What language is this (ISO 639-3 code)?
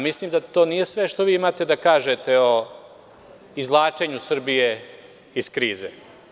srp